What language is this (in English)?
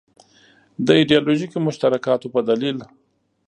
Pashto